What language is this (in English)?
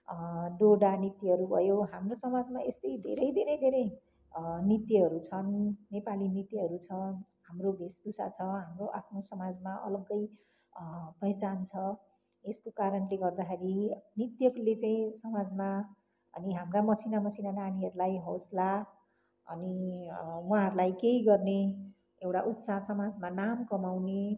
Nepali